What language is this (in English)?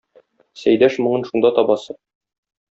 Tatar